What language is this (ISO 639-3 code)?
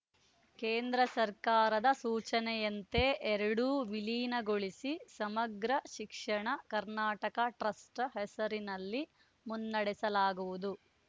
kan